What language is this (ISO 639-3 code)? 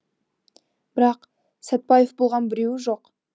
kaz